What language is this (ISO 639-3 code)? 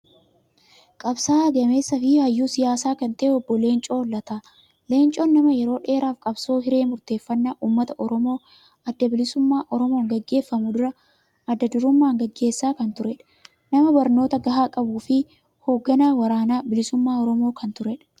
orm